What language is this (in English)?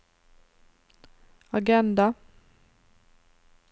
Norwegian